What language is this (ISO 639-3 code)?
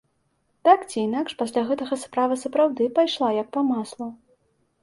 bel